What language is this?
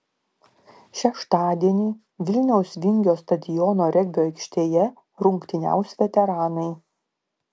Lithuanian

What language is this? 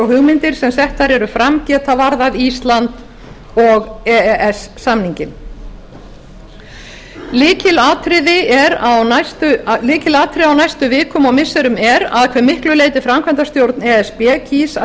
Icelandic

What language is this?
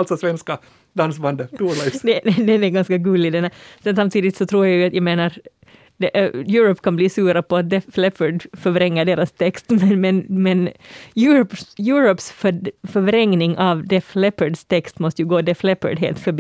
Swedish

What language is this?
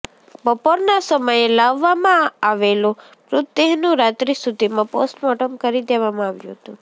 Gujarati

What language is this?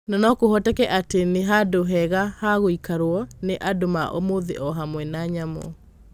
Kikuyu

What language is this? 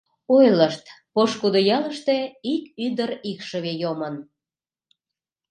Mari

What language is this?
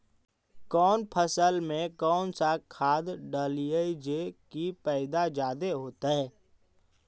Magahi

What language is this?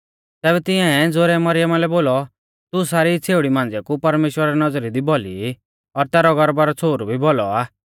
Mahasu Pahari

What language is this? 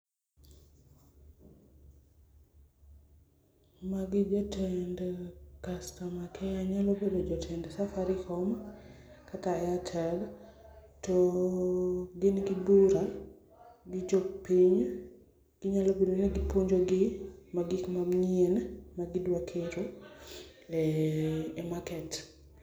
Luo (Kenya and Tanzania)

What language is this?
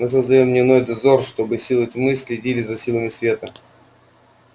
Russian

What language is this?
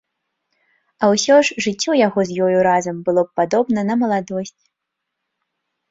Belarusian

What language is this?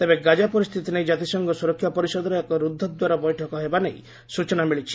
Odia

